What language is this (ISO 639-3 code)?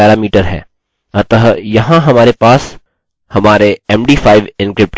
hin